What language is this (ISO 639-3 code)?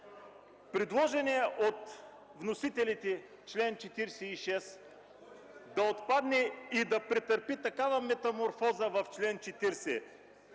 bul